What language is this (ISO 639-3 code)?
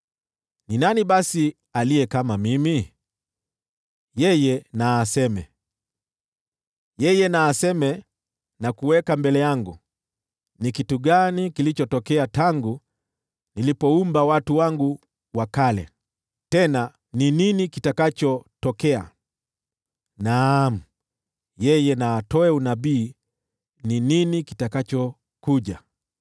swa